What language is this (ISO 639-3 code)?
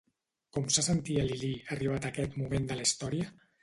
cat